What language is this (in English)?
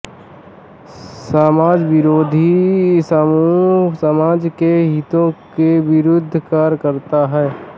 Hindi